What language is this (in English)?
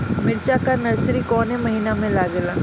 Bhojpuri